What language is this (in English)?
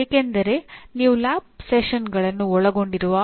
Kannada